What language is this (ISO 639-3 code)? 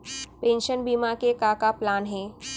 hne